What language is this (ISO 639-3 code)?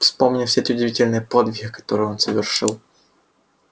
rus